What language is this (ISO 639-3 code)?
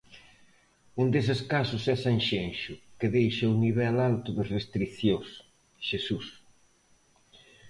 glg